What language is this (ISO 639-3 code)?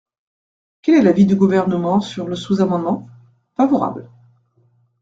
fra